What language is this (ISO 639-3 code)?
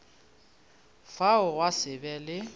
nso